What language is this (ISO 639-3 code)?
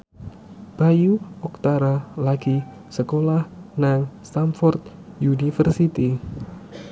jav